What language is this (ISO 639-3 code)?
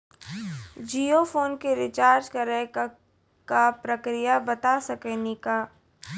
mai